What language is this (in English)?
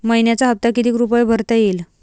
Marathi